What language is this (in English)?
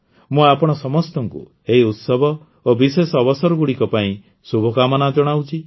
Odia